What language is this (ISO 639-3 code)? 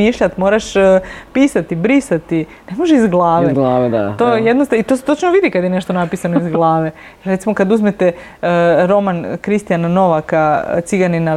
hrv